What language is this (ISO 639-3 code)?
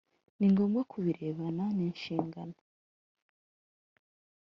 kin